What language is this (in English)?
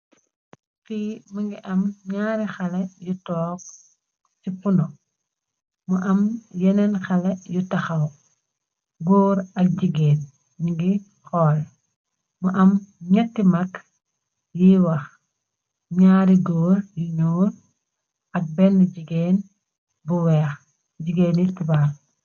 Wolof